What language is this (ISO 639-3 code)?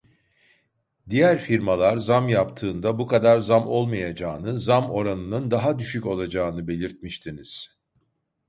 tur